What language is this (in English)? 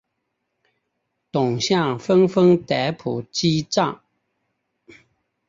Chinese